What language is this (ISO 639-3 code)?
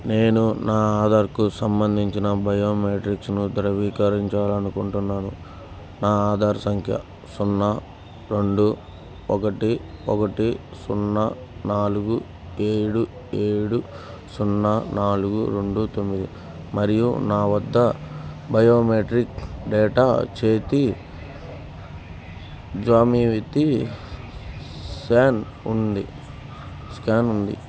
tel